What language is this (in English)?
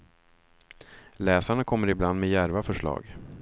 Swedish